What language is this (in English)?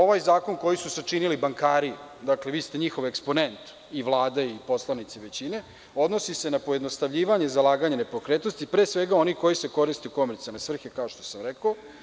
Serbian